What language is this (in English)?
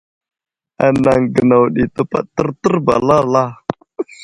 Wuzlam